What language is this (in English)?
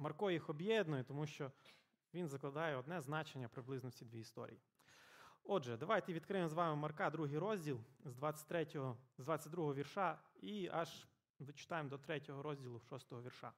Ukrainian